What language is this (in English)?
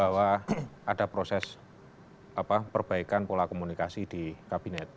Indonesian